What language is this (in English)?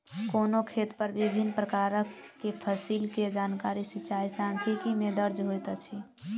Maithili